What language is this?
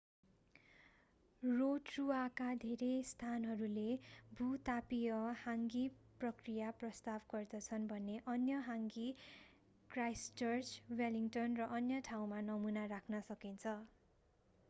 Nepali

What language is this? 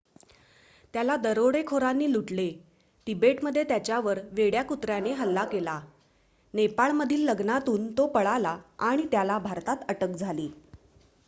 Marathi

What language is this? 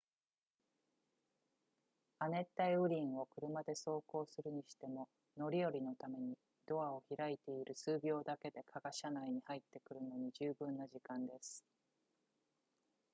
Japanese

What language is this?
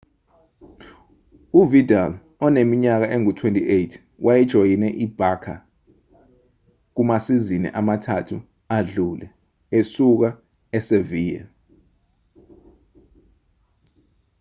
Zulu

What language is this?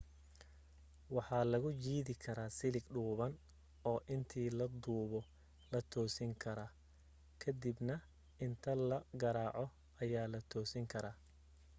Somali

